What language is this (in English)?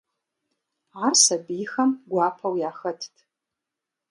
Kabardian